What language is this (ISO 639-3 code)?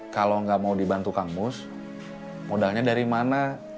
ind